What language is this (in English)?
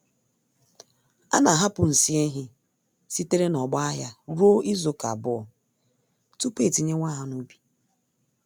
Igbo